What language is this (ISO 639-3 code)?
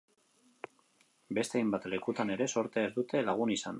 eus